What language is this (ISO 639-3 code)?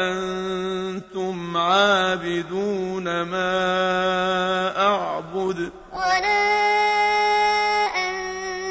ara